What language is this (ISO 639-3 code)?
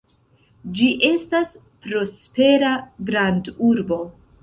epo